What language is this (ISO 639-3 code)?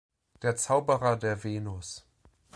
deu